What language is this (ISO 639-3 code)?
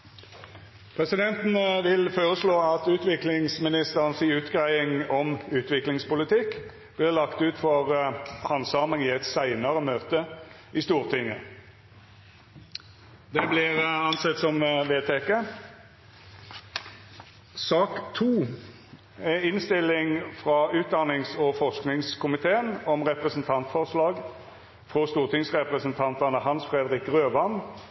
nno